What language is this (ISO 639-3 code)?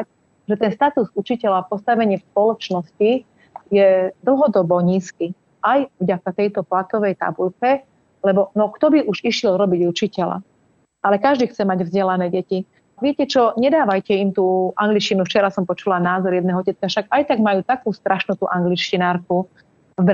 slk